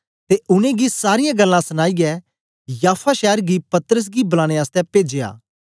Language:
Dogri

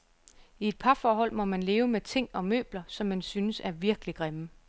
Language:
Danish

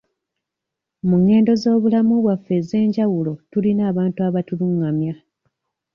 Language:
Ganda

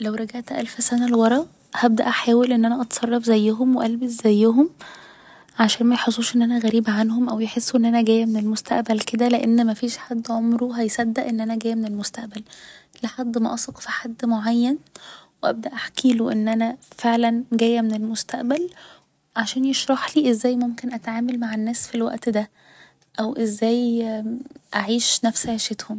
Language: Egyptian Arabic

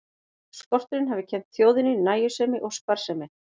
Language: Icelandic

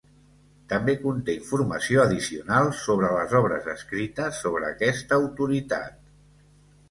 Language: Catalan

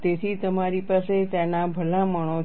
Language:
Gujarati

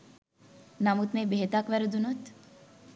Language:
Sinhala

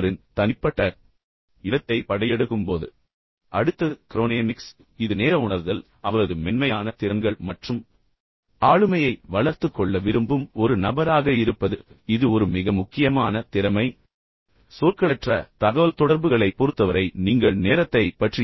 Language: Tamil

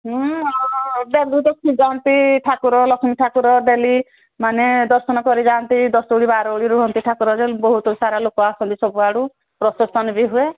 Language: Odia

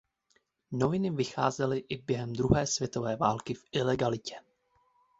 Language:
Czech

